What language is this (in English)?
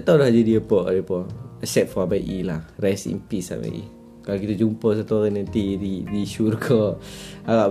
Malay